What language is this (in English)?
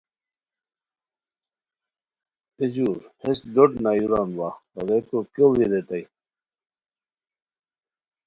Khowar